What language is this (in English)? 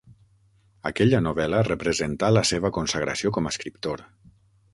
Catalan